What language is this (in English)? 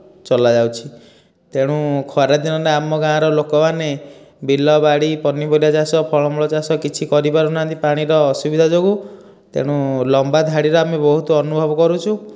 Odia